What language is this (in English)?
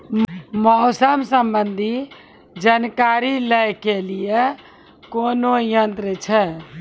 Maithili